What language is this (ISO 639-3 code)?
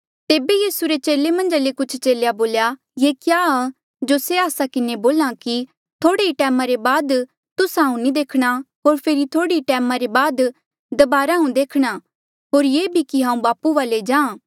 mjl